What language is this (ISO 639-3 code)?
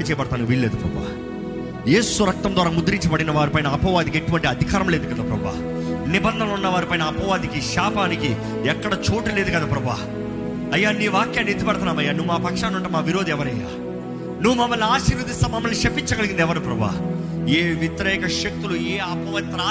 tel